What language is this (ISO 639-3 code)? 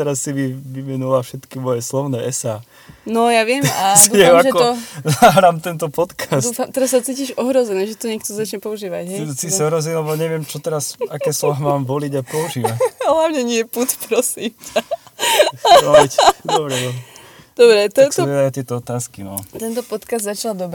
slk